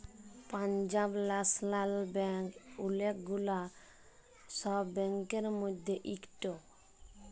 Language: Bangla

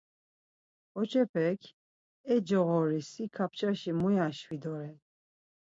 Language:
Laz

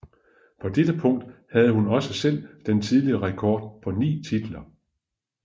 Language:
Danish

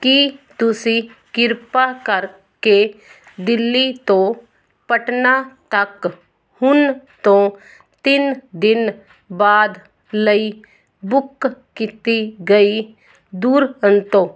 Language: Punjabi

